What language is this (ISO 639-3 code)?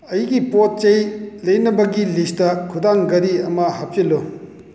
mni